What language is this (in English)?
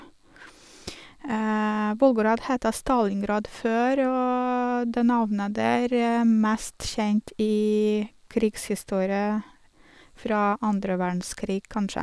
Norwegian